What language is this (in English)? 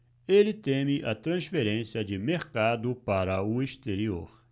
Portuguese